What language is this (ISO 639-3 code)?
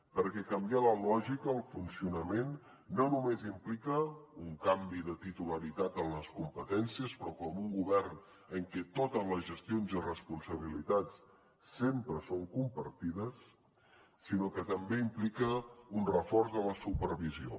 cat